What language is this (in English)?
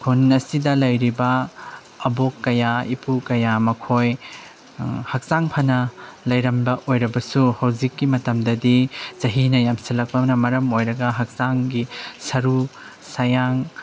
Manipuri